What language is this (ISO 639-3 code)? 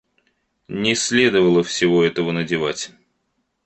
rus